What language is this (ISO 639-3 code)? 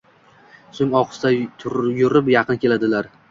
uzb